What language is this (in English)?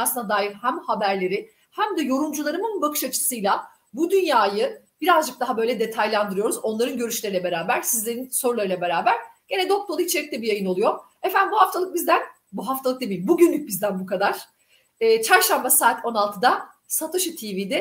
Turkish